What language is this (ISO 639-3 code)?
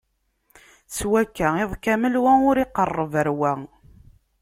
kab